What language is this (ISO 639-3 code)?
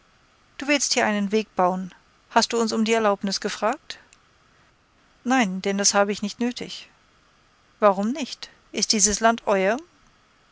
deu